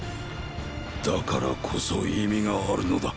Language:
Japanese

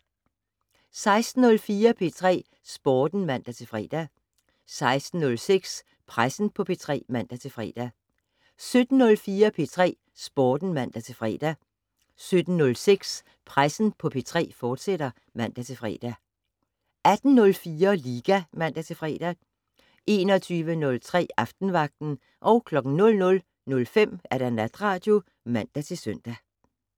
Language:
Danish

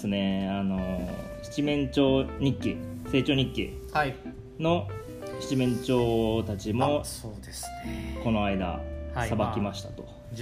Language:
Japanese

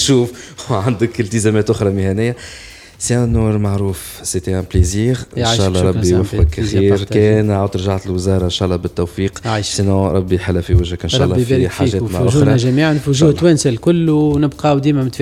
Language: Arabic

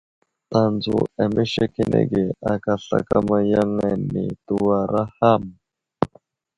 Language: Wuzlam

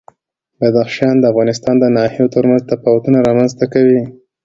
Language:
Pashto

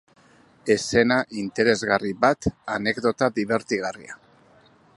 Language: Basque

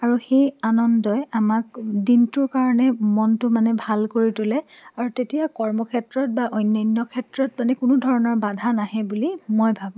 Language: Assamese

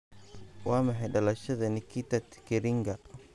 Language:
Somali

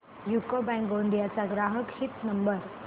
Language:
Marathi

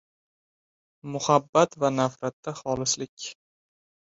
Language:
Uzbek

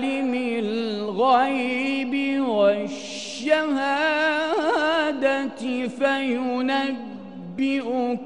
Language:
Arabic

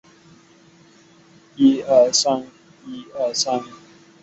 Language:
Chinese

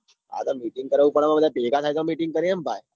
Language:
Gujarati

